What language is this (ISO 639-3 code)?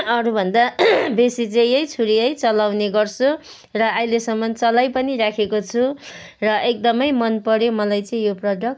nep